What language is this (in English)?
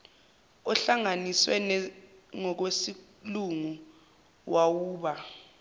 Zulu